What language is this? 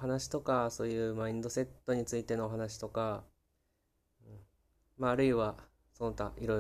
Japanese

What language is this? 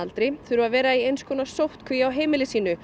Icelandic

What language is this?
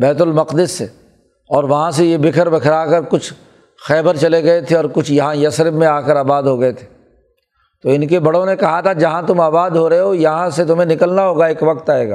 Urdu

